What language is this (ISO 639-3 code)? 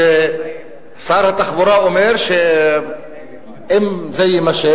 heb